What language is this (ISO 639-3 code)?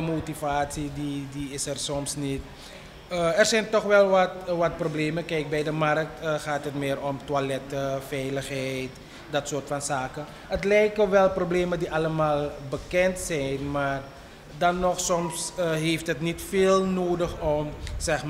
nld